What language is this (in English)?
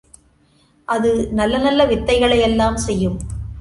Tamil